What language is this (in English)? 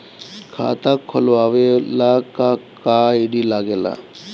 Bhojpuri